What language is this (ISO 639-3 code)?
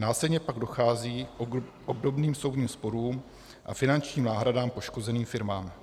ces